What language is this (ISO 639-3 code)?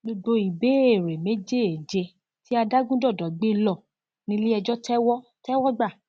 yor